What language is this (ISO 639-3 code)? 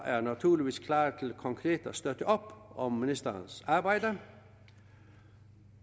dan